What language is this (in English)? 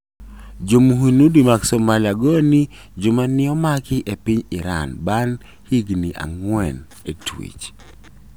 Luo (Kenya and Tanzania)